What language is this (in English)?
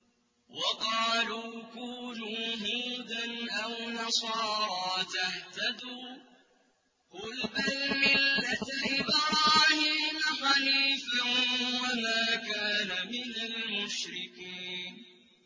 Arabic